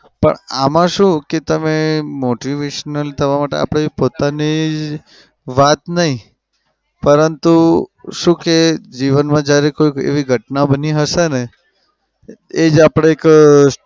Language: Gujarati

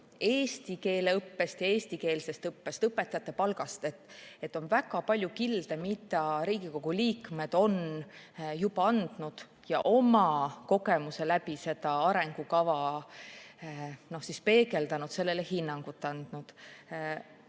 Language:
Estonian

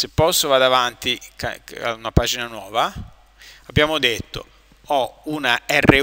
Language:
Italian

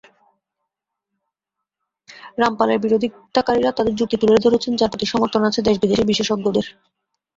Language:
Bangla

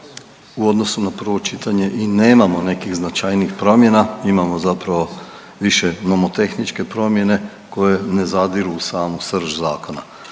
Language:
Croatian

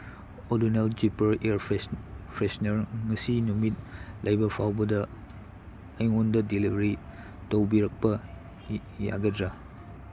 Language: Manipuri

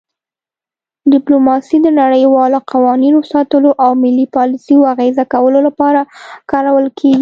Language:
Pashto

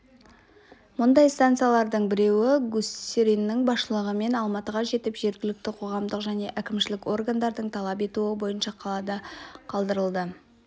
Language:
Kazakh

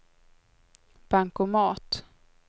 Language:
Swedish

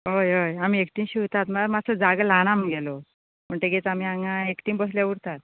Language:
Konkani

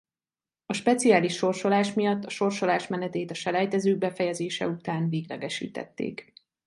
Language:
Hungarian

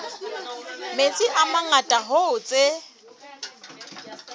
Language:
Southern Sotho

